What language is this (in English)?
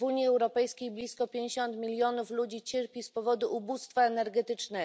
Polish